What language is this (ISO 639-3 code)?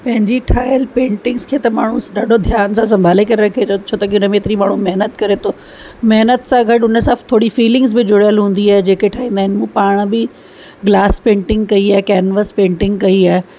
snd